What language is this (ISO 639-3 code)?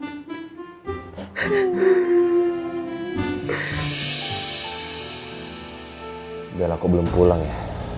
ind